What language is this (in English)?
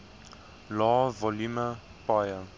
Afrikaans